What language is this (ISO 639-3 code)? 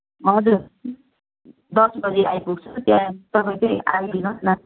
nep